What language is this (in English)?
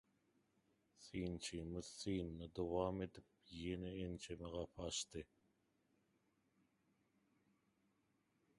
Turkmen